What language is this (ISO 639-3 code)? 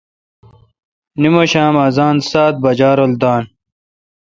xka